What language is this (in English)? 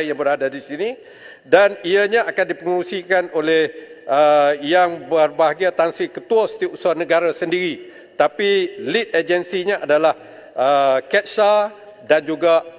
Malay